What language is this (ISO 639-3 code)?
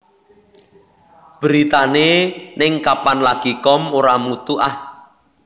jav